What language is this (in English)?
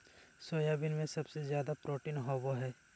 Magahi